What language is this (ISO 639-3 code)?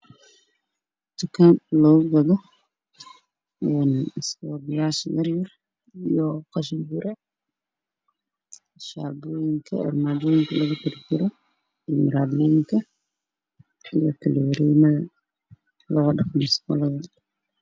som